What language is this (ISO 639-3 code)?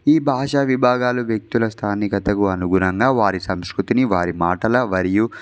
tel